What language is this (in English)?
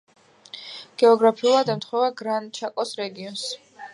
Georgian